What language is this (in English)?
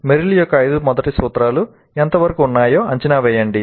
Telugu